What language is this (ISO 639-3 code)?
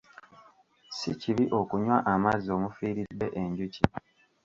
lug